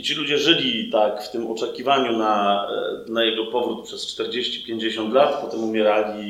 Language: Polish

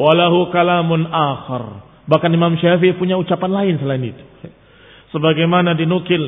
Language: Indonesian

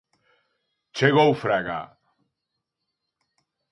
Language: Galician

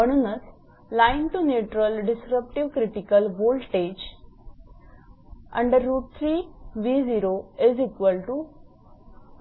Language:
Marathi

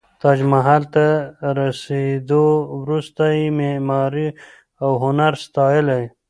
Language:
Pashto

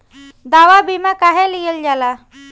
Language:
Bhojpuri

